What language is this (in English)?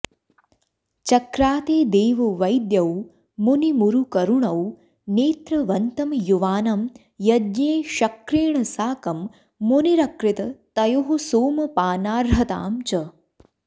Sanskrit